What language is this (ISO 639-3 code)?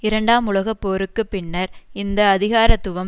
tam